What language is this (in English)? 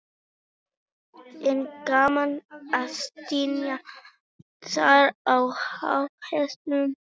Icelandic